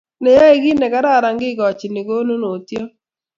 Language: Kalenjin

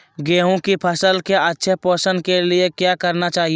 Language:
Magahi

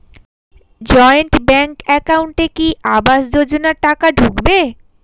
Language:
Bangla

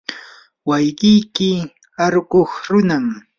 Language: Yanahuanca Pasco Quechua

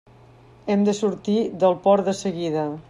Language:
Catalan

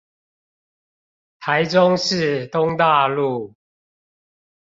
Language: Chinese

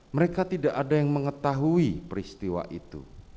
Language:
Indonesian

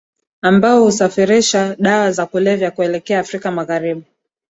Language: Swahili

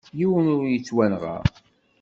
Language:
Kabyle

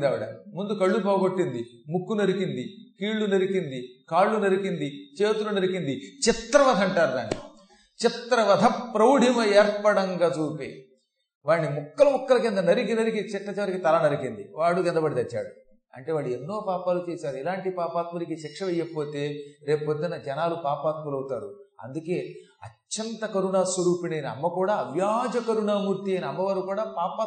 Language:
Telugu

